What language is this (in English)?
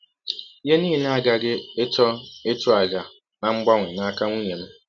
Igbo